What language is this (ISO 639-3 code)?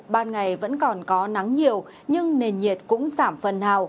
vie